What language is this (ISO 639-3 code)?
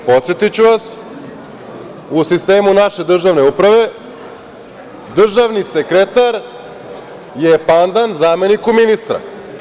srp